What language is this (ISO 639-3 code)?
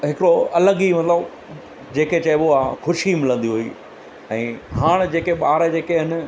snd